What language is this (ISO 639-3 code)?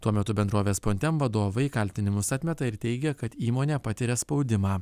lit